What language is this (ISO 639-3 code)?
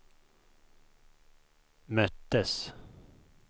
swe